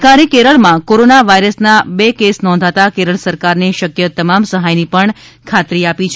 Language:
Gujarati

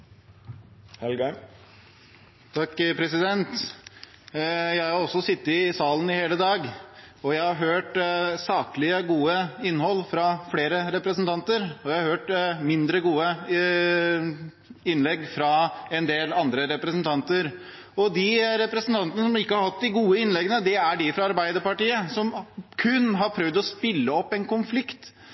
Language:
Norwegian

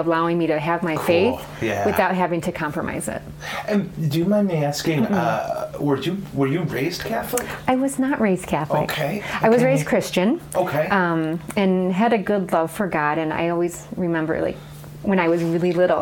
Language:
English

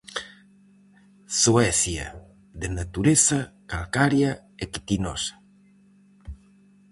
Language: Galician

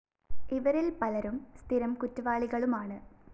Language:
Malayalam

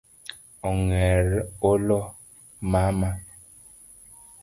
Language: Luo (Kenya and Tanzania)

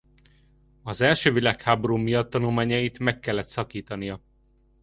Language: Hungarian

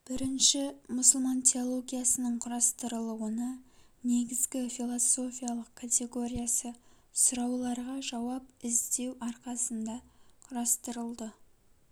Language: Kazakh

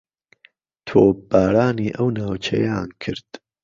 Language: Central Kurdish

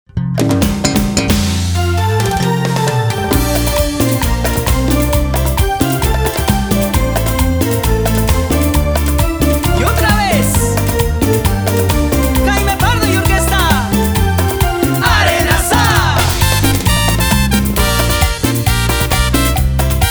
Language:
Czech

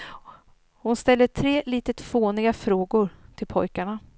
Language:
Swedish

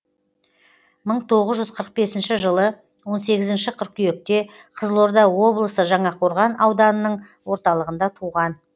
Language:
Kazakh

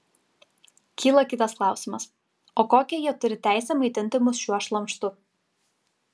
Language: Lithuanian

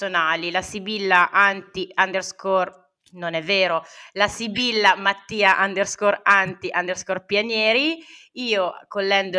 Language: Italian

